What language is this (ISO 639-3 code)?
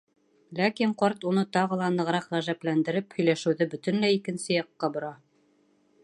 bak